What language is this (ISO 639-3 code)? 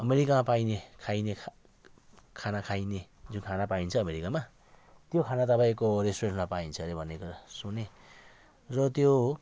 nep